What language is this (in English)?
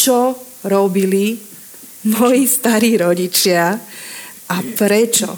Slovak